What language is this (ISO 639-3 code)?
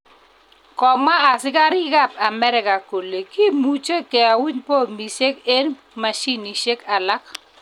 kln